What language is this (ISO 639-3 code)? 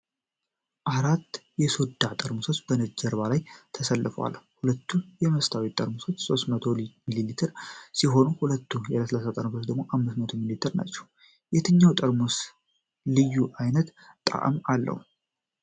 amh